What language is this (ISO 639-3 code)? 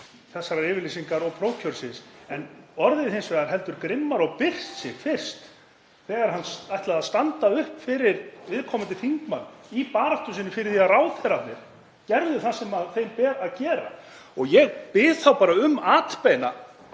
isl